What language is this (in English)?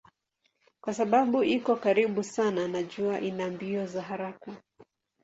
Swahili